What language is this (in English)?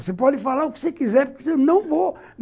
Portuguese